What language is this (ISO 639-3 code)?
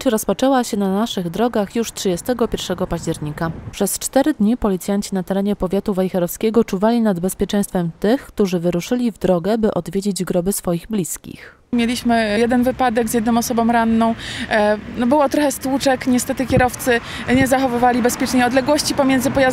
pol